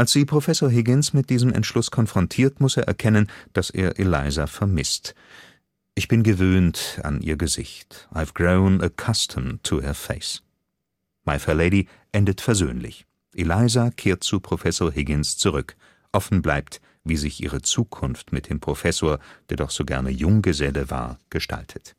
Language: German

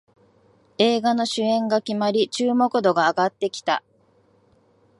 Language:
Japanese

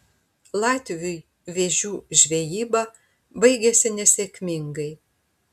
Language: Lithuanian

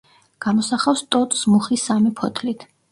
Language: Georgian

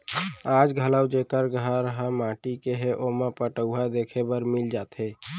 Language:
Chhattisgarhi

